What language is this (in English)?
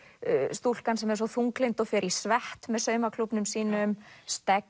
Icelandic